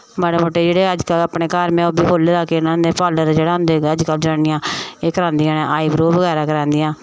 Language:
Dogri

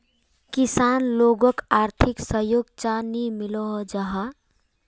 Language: Magahi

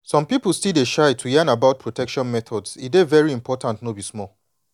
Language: Nigerian Pidgin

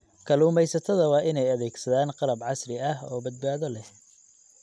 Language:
Somali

